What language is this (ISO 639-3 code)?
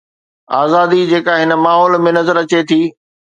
snd